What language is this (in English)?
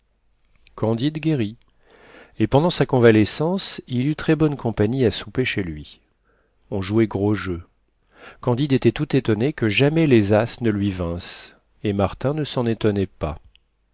French